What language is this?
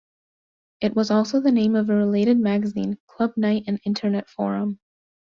English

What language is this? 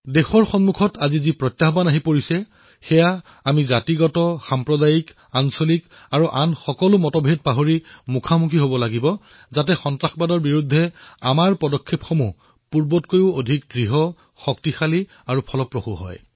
Assamese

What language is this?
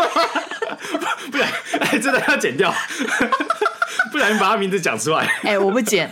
Chinese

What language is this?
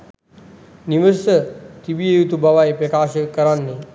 Sinhala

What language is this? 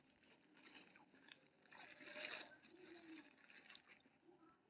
Maithili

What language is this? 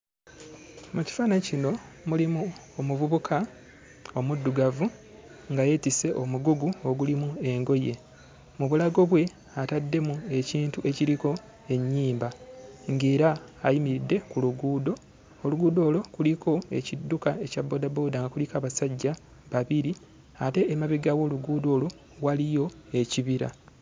Ganda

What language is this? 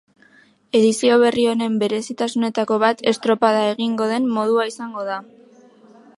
Basque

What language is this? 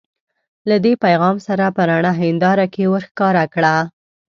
Pashto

